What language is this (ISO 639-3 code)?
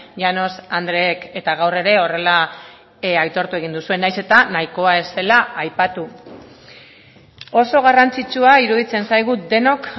eus